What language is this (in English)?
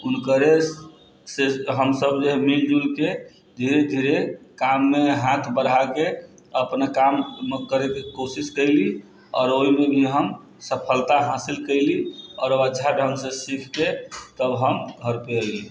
Maithili